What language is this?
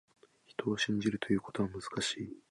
Japanese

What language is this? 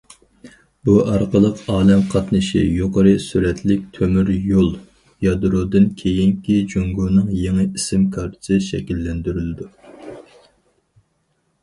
Uyghur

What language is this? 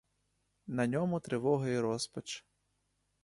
Ukrainian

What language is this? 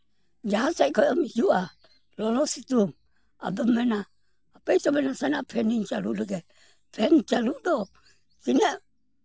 Santali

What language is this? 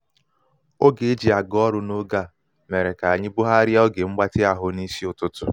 Igbo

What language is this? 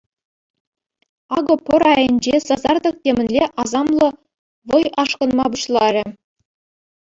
Chuvash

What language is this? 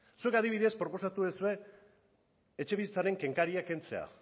Basque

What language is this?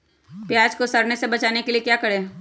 Magahi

